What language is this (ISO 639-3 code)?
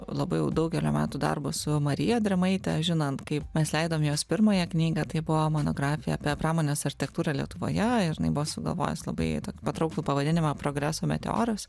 lit